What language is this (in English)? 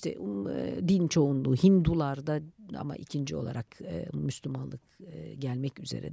Turkish